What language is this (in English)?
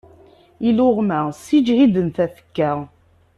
Kabyle